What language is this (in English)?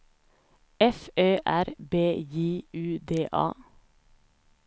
Swedish